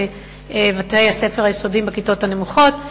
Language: Hebrew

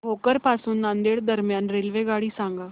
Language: Marathi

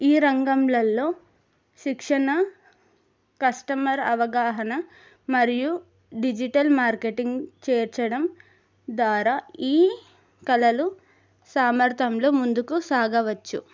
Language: Telugu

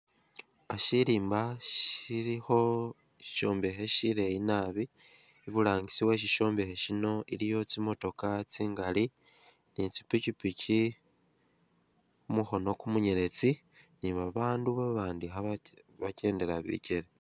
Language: Masaaba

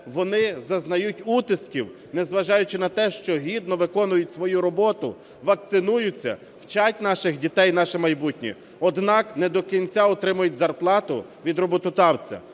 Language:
Ukrainian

